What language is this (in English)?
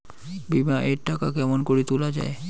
Bangla